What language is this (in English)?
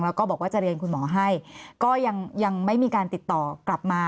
Thai